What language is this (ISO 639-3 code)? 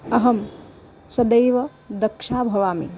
san